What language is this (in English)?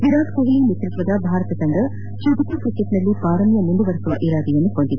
Kannada